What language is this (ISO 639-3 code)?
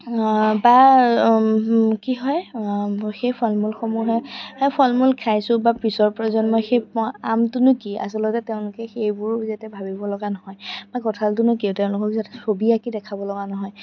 asm